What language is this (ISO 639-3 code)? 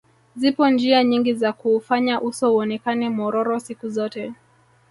swa